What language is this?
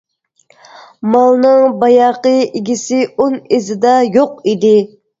Uyghur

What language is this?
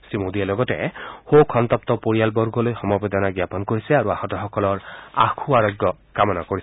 Assamese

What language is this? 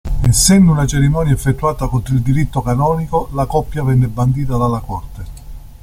Italian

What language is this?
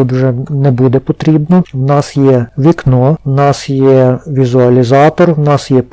Ukrainian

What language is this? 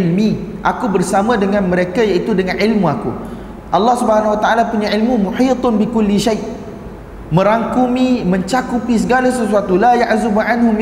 Malay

